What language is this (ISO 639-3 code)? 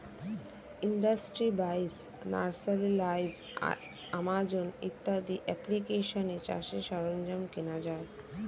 ben